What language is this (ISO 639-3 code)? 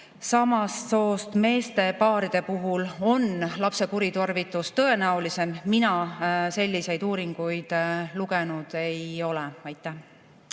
est